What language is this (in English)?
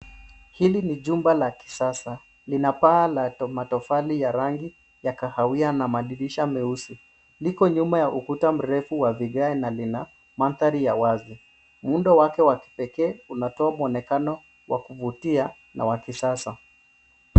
Swahili